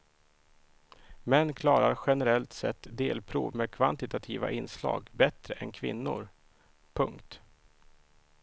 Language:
Swedish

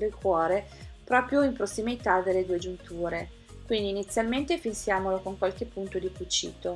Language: Italian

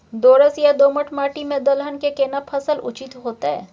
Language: Maithili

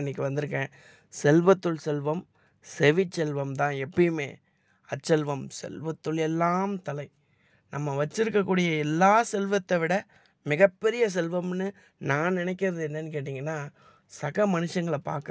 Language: Tamil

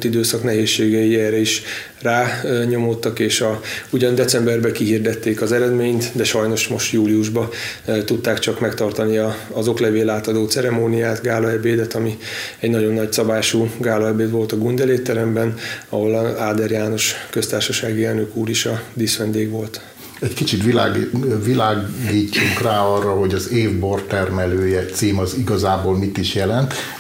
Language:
Hungarian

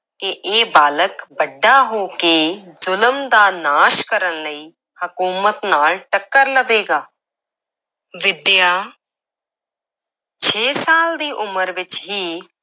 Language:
Punjabi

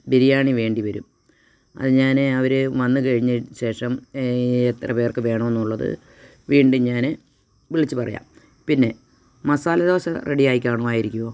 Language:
Malayalam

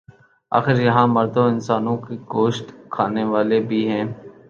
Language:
Urdu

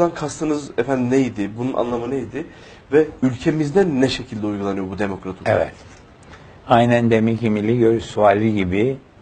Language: Turkish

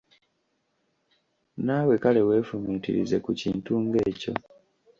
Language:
Ganda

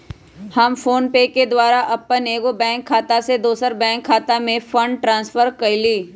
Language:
Magahi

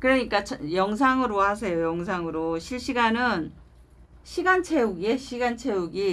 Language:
Korean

